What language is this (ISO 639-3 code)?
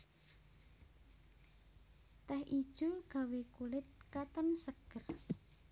jav